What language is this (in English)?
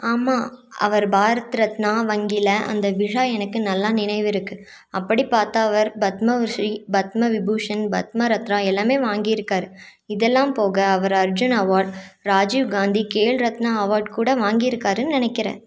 Tamil